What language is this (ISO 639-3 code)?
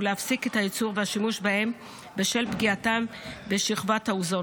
heb